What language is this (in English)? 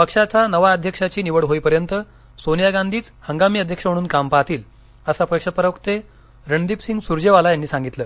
Marathi